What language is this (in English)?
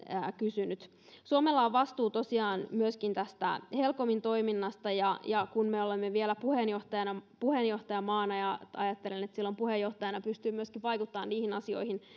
Finnish